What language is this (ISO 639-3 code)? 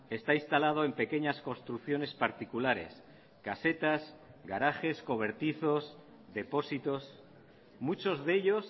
spa